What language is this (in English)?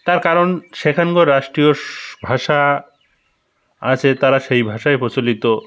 Bangla